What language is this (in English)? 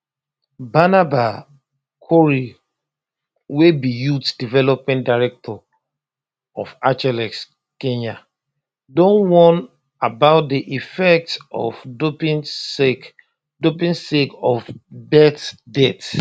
Nigerian Pidgin